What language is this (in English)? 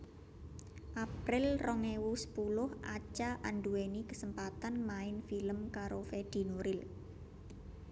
Javanese